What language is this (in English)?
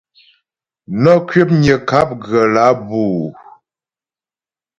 Ghomala